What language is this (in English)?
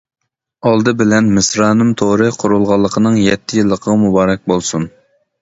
Uyghur